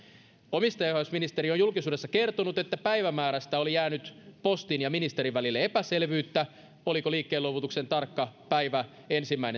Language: Finnish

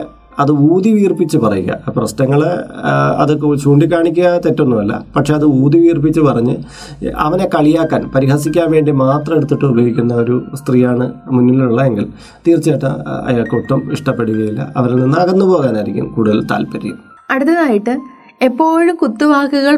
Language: Malayalam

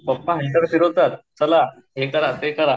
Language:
Marathi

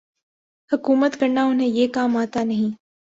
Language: Urdu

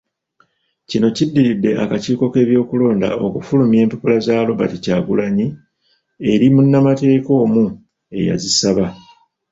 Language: Ganda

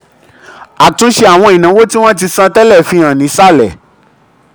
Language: Yoruba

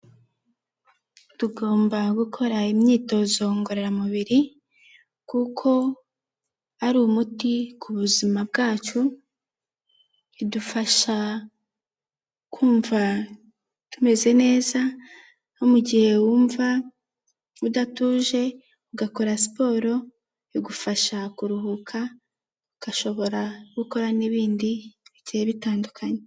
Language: Kinyarwanda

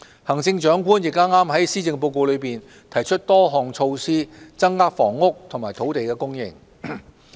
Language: Cantonese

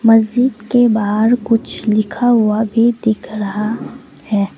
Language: Hindi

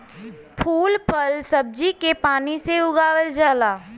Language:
Bhojpuri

